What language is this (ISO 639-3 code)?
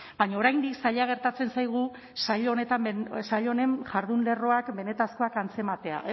eus